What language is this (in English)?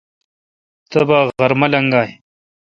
Kalkoti